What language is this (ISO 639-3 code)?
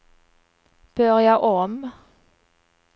swe